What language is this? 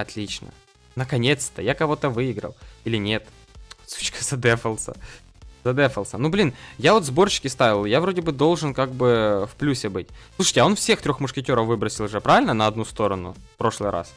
Russian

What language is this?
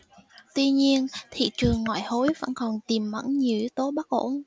Vietnamese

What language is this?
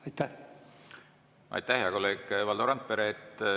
Estonian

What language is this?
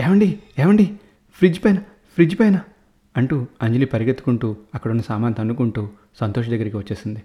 Telugu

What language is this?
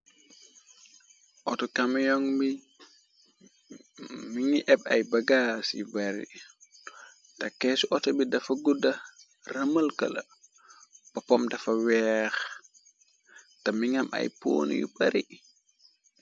Wolof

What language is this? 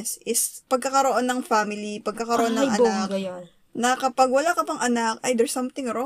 Filipino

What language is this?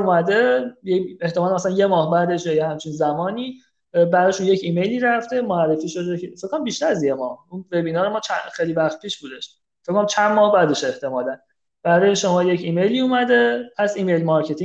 Persian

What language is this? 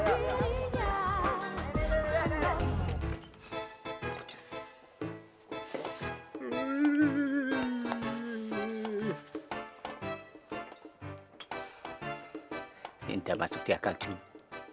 Indonesian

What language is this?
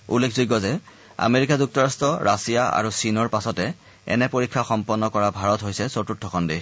Assamese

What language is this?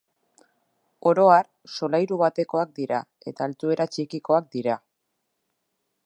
Basque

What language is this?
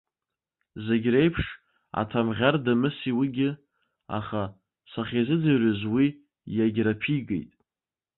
Abkhazian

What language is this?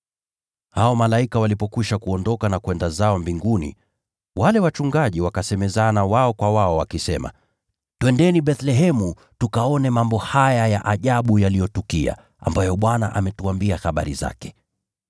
Swahili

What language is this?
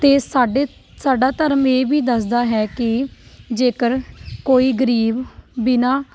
Punjabi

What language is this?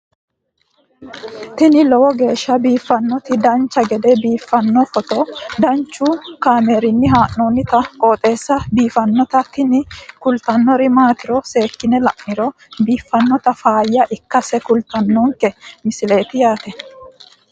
Sidamo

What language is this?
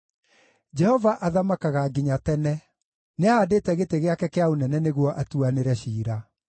Kikuyu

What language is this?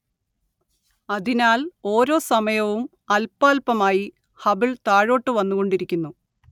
Malayalam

